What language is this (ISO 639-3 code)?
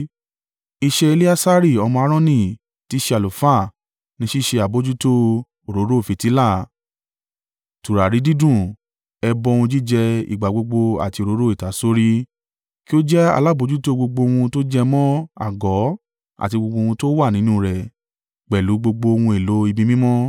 yor